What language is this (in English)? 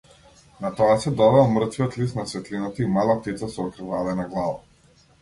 Macedonian